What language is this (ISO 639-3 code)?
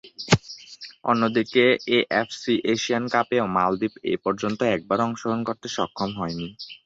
ben